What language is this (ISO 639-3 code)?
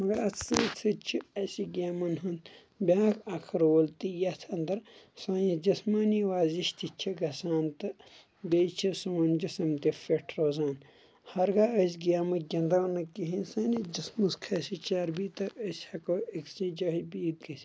kas